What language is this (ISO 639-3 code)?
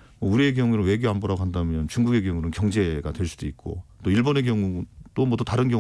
kor